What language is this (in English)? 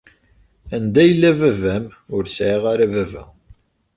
Kabyle